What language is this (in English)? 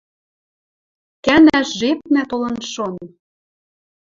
Western Mari